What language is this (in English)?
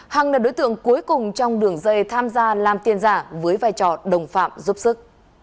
Vietnamese